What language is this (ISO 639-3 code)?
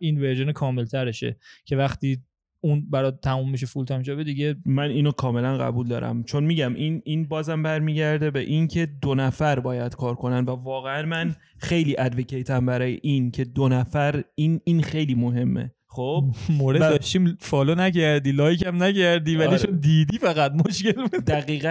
fas